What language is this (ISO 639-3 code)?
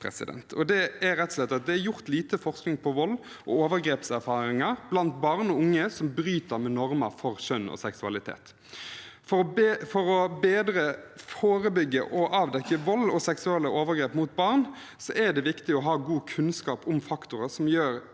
nor